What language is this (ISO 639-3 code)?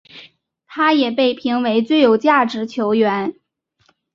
zho